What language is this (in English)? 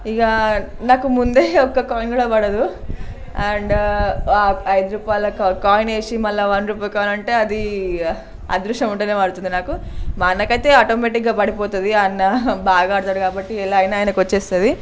Telugu